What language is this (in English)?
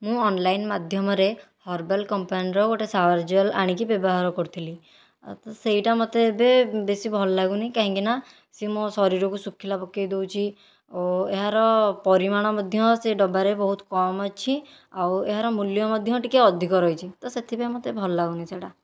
Odia